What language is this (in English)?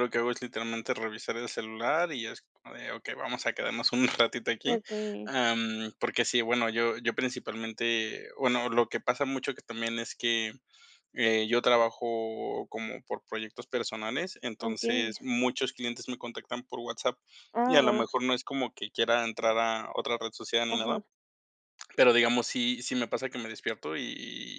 Spanish